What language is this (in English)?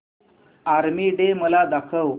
Marathi